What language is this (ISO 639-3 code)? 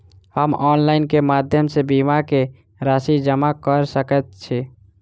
mai